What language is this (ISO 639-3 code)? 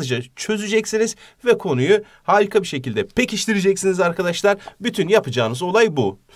tur